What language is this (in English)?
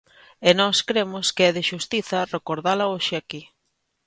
Galician